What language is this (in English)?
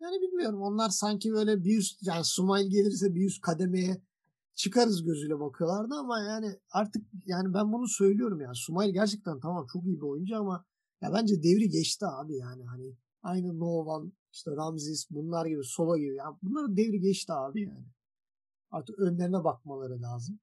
Turkish